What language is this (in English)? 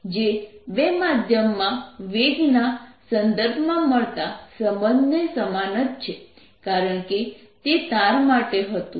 Gujarati